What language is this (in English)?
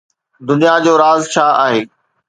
Sindhi